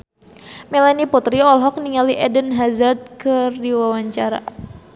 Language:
Sundanese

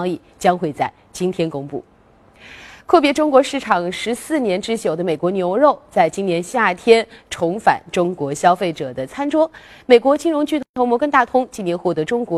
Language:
Chinese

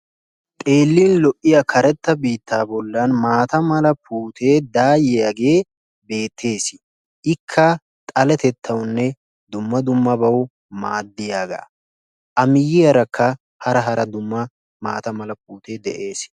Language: Wolaytta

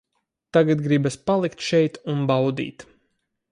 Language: Latvian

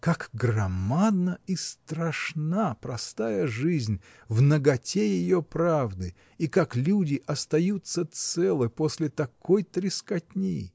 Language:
Russian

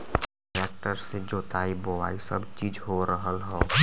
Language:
Bhojpuri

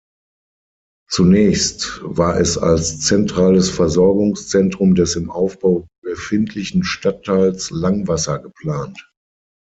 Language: German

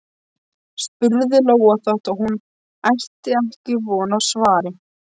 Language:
Icelandic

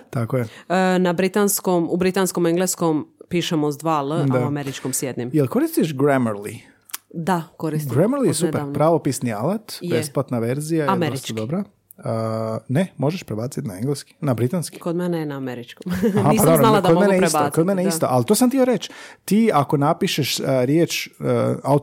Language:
Croatian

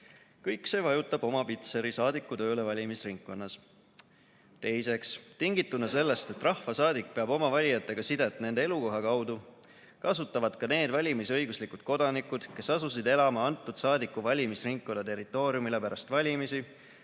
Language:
Estonian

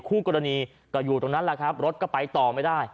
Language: Thai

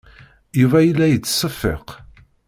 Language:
Kabyle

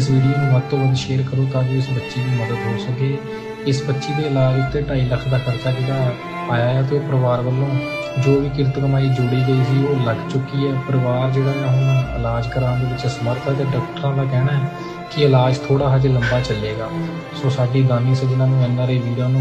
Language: Punjabi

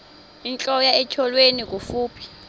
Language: Xhosa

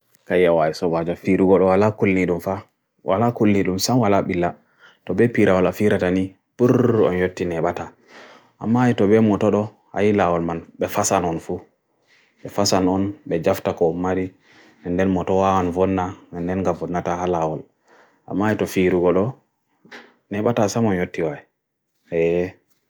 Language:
Bagirmi Fulfulde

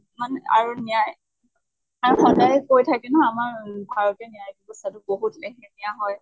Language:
Assamese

